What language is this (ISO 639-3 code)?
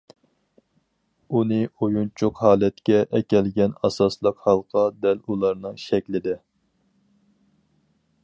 uig